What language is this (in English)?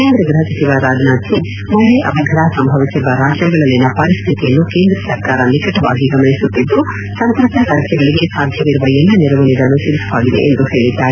Kannada